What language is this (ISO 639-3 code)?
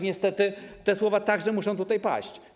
pol